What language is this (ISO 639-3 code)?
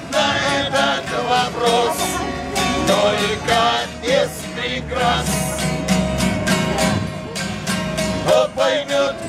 ukr